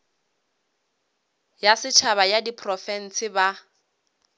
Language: Northern Sotho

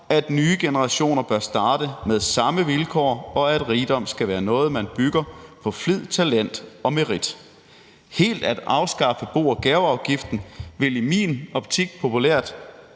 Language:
Danish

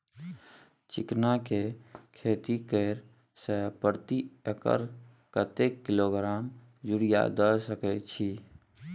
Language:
Maithili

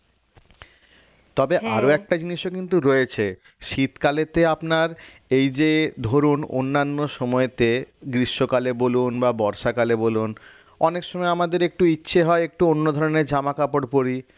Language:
Bangla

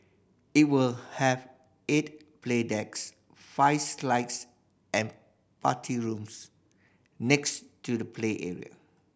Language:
English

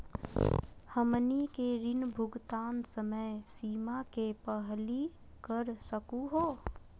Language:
Magahi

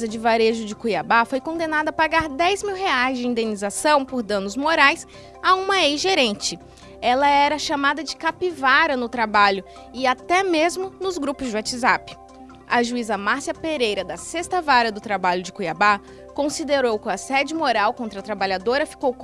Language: Portuguese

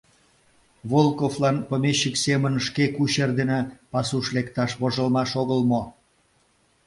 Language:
Mari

